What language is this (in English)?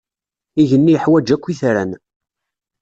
Kabyle